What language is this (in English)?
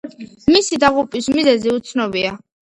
Georgian